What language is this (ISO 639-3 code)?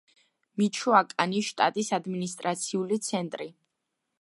kat